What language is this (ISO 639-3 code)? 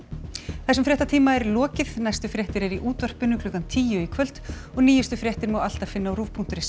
isl